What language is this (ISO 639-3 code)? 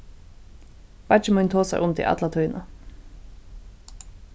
fao